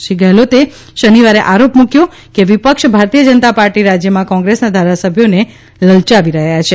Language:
Gujarati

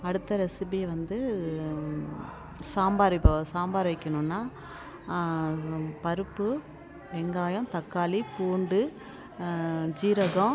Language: Tamil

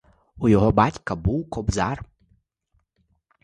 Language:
Ukrainian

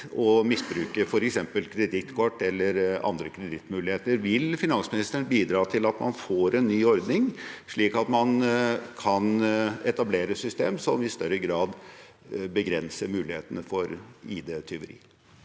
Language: Norwegian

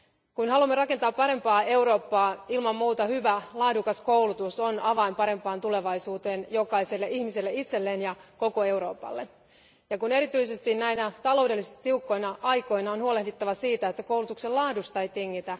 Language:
Finnish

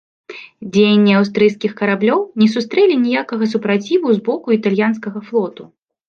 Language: Belarusian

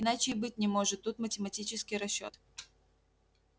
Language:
Russian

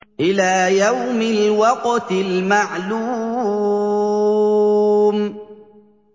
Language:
Arabic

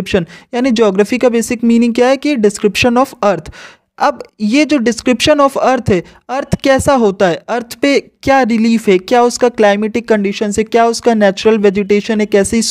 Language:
Hindi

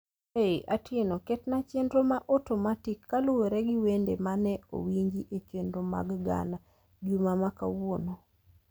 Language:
Luo (Kenya and Tanzania)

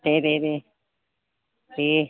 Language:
Bodo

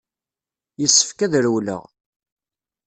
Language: Kabyle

